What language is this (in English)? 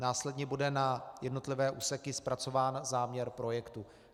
Czech